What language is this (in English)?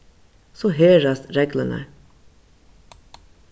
Faroese